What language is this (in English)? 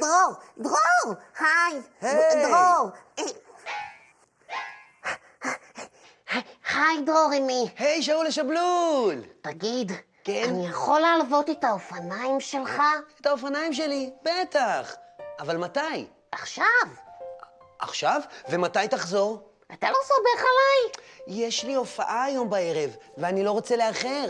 Hebrew